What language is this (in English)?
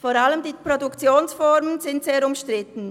Swiss German